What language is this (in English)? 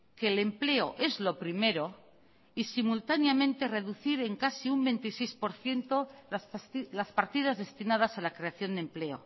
Spanish